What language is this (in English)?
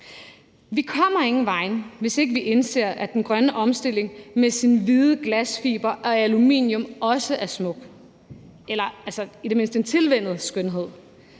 Danish